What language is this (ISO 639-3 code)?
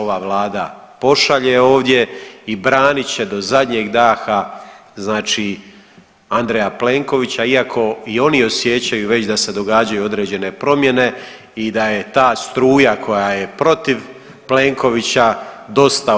hrv